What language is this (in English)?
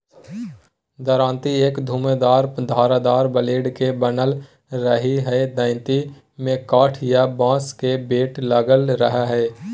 Magahi